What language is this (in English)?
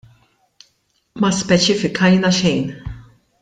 Maltese